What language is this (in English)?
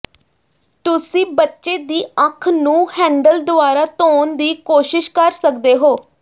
Punjabi